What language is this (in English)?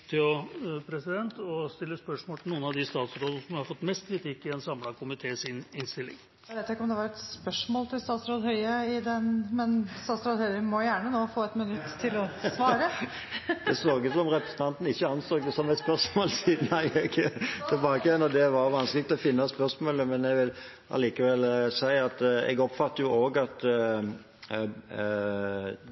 Norwegian